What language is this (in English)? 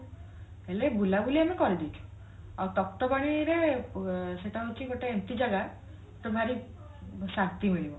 Odia